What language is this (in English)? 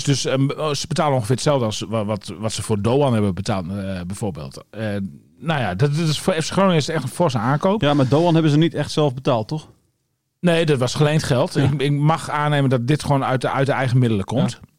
Dutch